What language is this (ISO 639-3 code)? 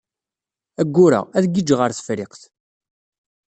kab